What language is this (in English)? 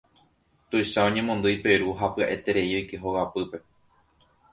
Guarani